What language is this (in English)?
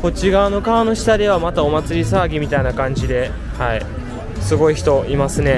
Japanese